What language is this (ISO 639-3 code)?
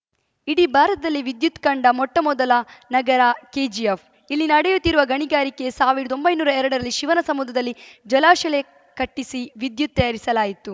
kan